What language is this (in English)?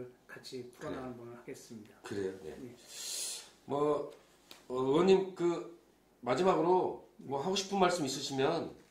Korean